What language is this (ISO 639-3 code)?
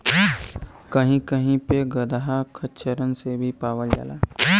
bho